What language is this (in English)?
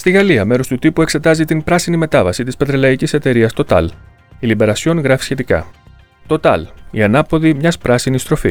Greek